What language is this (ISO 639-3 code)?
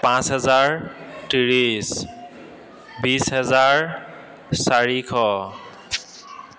asm